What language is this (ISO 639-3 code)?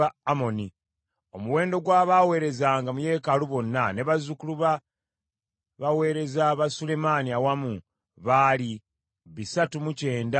lug